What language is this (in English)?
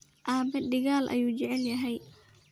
Somali